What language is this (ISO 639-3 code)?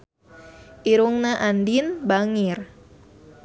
sun